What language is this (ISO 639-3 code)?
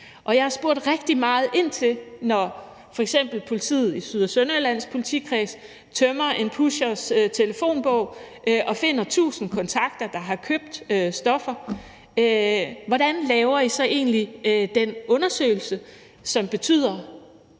dan